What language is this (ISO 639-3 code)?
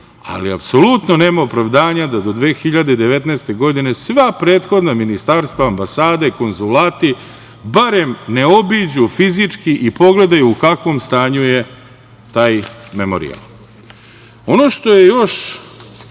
srp